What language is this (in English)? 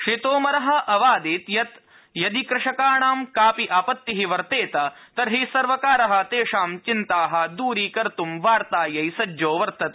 Sanskrit